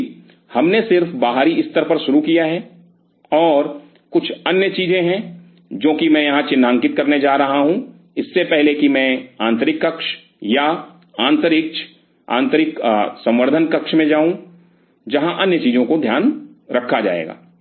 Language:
Hindi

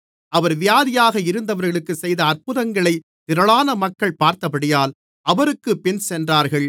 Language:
Tamil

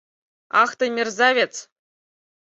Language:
Mari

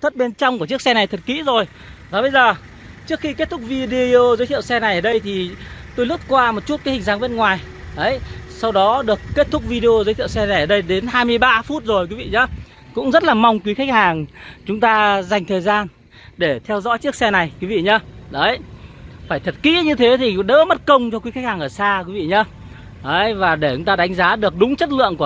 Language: Vietnamese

